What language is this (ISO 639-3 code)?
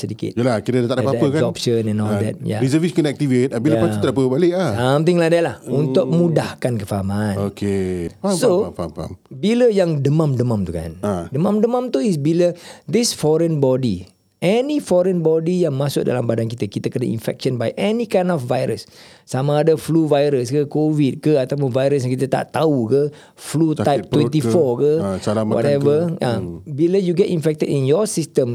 msa